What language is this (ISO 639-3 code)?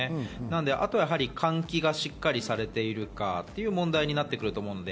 jpn